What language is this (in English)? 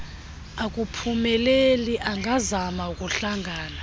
Xhosa